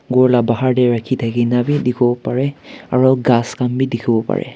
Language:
Naga Pidgin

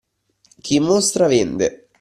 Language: Italian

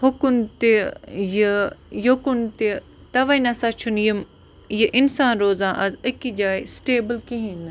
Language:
Kashmiri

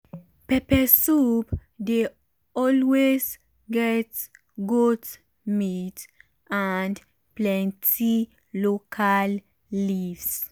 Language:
Nigerian Pidgin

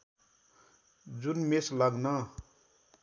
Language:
Nepali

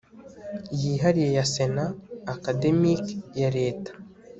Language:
Kinyarwanda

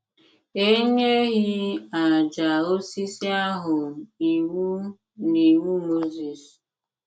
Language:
Igbo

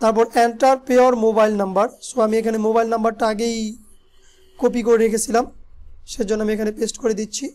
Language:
Hindi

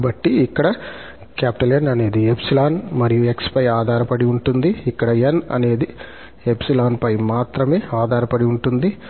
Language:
Telugu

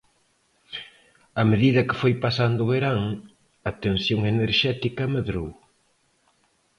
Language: Galician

